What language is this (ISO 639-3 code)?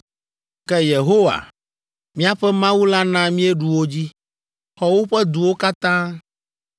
ewe